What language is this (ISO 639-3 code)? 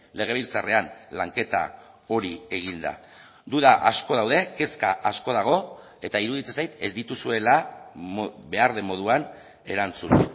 eus